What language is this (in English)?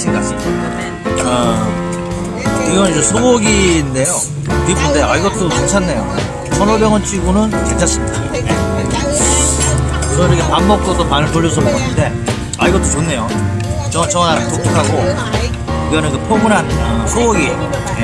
Korean